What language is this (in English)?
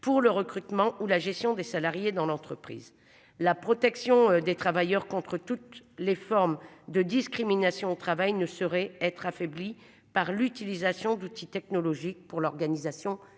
French